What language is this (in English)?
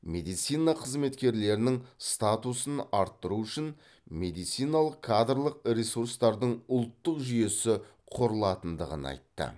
Kazakh